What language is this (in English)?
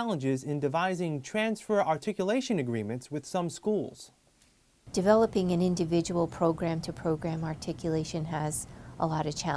English